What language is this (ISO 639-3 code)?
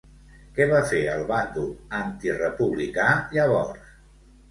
cat